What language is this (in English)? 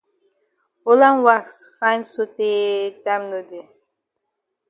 Cameroon Pidgin